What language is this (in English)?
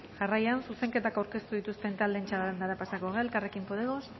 Basque